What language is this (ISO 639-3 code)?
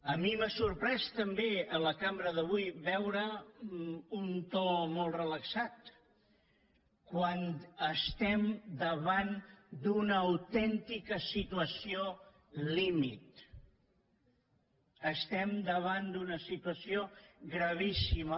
cat